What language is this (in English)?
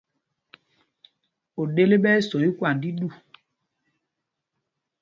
Mpumpong